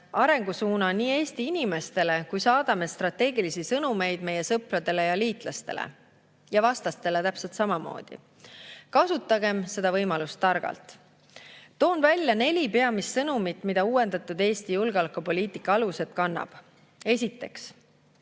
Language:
Estonian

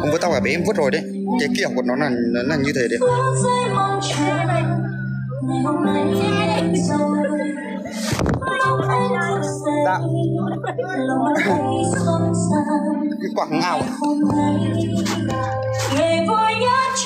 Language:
Vietnamese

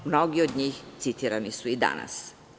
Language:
Serbian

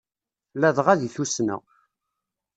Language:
Kabyle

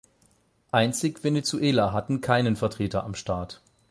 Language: German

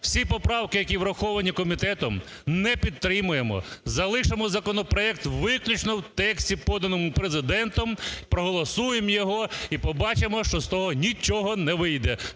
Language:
Ukrainian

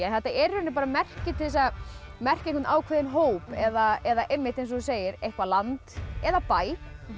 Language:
Icelandic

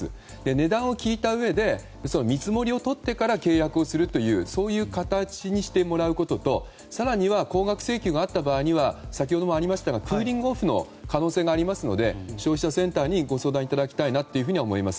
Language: Japanese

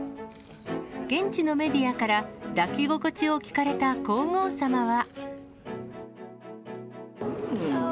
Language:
Japanese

